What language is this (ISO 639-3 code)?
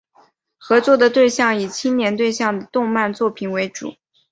zho